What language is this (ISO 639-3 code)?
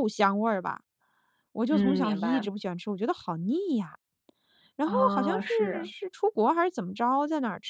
zho